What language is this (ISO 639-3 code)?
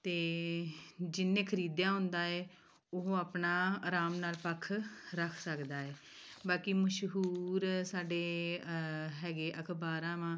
pan